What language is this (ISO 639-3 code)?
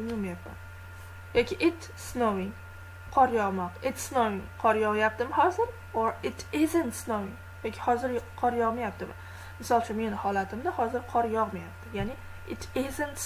pol